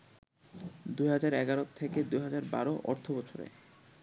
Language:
Bangla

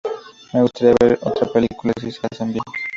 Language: Spanish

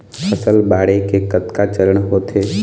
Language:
Chhattisgarhi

